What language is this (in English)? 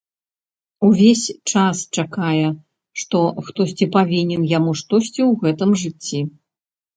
Belarusian